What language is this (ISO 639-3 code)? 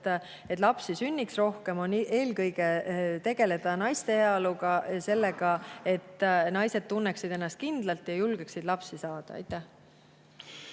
est